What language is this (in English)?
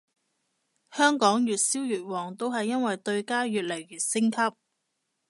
Cantonese